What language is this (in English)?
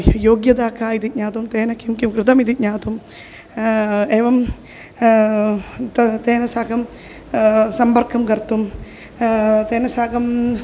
Sanskrit